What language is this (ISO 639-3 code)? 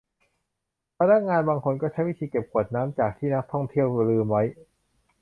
tha